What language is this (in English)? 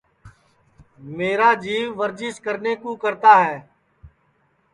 Sansi